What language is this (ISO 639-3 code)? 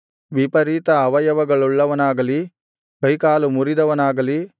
kan